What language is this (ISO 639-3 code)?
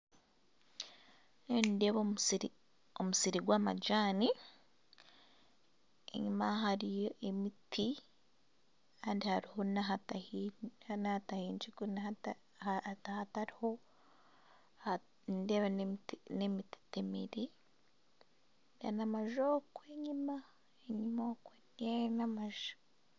nyn